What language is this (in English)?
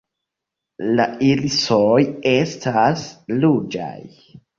Esperanto